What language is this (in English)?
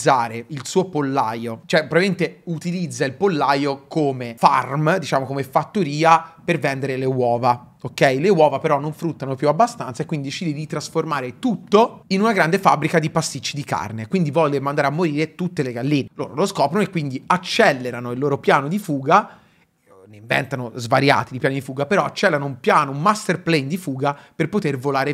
Italian